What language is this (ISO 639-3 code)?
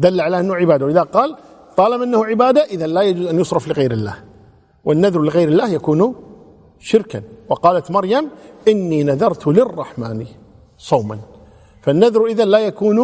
ara